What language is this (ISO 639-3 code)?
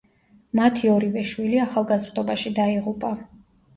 kat